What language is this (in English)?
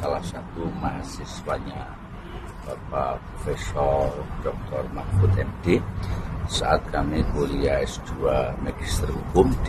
Indonesian